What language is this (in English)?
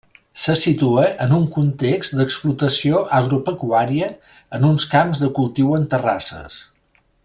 Catalan